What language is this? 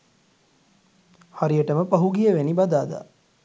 Sinhala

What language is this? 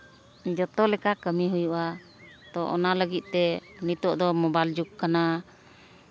Santali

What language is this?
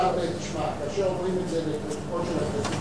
Hebrew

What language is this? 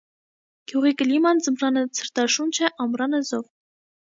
Armenian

